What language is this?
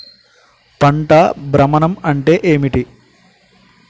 Telugu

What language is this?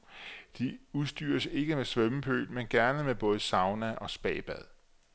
Danish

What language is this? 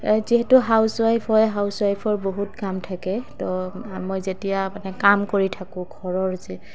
Assamese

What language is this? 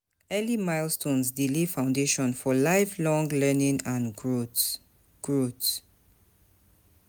Nigerian Pidgin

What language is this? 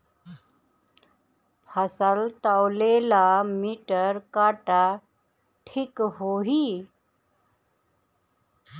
Bhojpuri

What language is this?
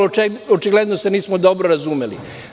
Serbian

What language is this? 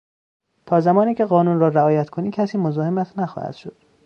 Persian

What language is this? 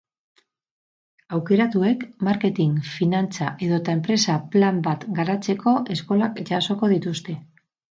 Basque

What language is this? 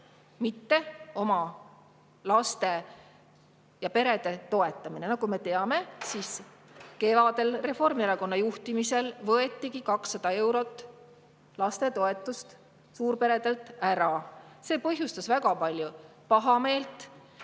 Estonian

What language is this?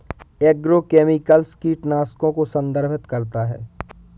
Hindi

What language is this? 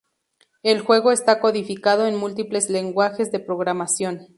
Spanish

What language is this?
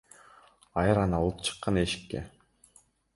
Kyrgyz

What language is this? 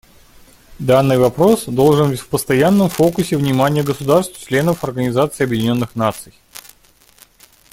Russian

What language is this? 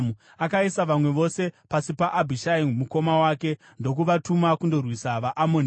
Shona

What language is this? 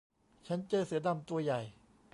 Thai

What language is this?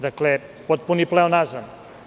Serbian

